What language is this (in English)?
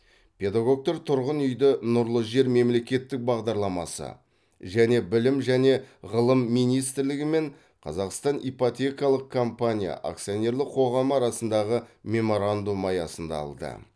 Kazakh